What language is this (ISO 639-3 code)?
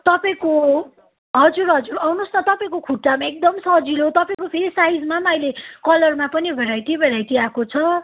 nep